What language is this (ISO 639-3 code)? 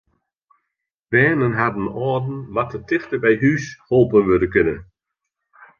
fry